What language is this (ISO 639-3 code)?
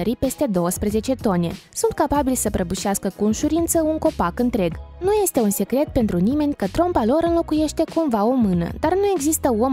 ron